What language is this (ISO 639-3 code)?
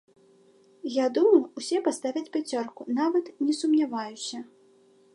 bel